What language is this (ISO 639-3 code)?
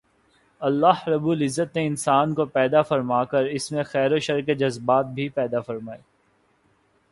urd